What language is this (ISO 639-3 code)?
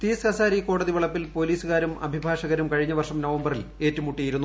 mal